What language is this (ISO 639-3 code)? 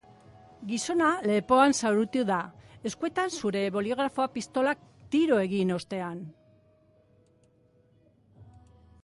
eus